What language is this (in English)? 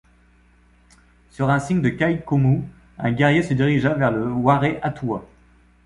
French